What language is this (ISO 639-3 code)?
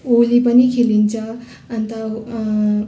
nep